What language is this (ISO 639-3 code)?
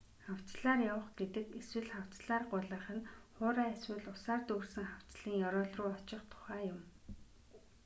mon